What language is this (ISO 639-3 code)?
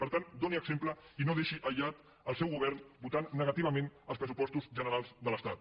cat